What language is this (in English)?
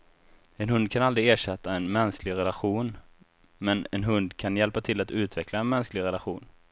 Swedish